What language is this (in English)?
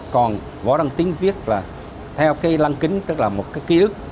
Vietnamese